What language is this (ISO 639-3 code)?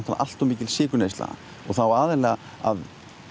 isl